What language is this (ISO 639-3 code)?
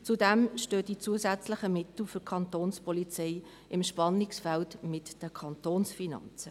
gsw